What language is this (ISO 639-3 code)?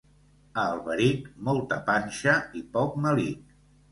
cat